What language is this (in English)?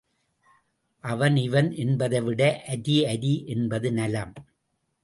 Tamil